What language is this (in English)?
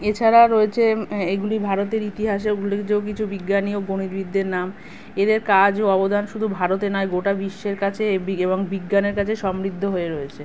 Bangla